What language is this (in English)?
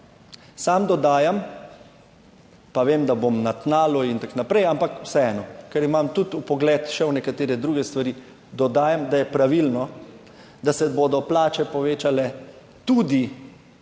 Slovenian